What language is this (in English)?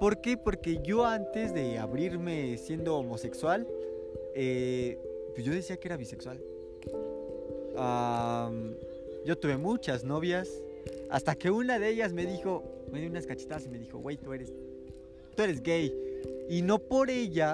Spanish